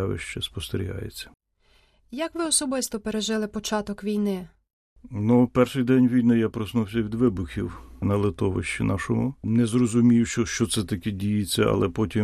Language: Ukrainian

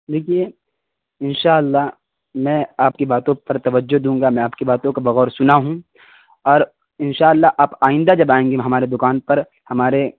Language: Urdu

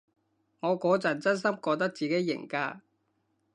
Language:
Cantonese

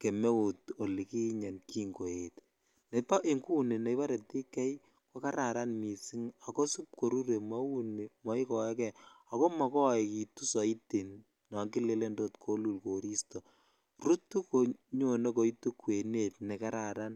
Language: Kalenjin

